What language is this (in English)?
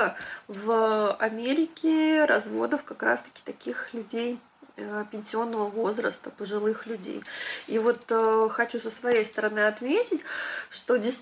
Russian